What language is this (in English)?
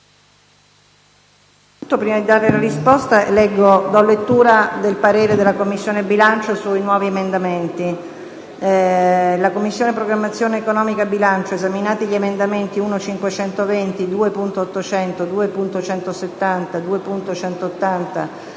Italian